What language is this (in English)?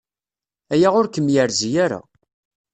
Kabyle